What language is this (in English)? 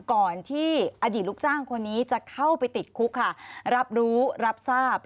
Thai